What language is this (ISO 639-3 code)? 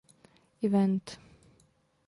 ces